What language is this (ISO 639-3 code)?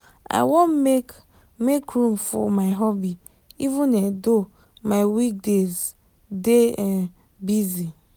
pcm